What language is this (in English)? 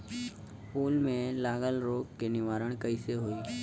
Bhojpuri